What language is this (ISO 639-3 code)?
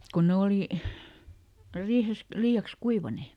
fin